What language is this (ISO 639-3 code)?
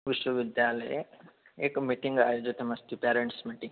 san